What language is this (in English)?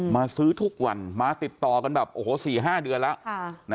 Thai